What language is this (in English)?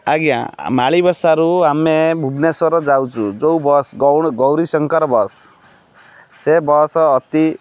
Odia